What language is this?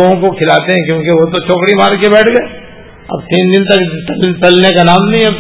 Urdu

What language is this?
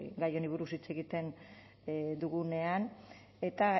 Basque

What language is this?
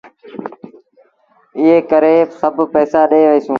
Sindhi Bhil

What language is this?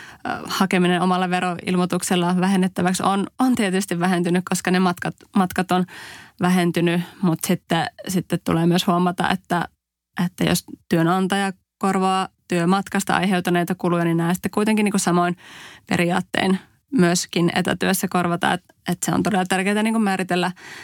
Finnish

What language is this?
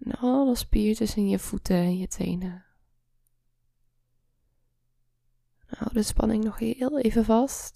Dutch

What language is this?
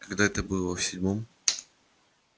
Russian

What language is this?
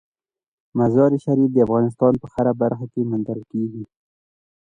Pashto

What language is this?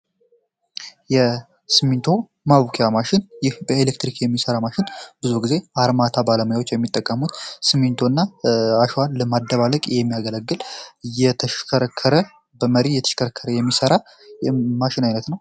Amharic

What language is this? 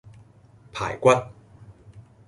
Cantonese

